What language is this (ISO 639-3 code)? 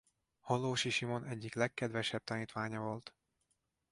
hun